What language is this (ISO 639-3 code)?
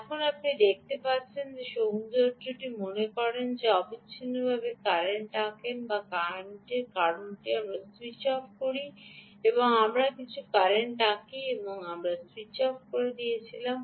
ben